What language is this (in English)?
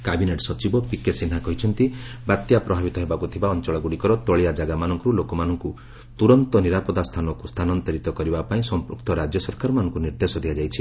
Odia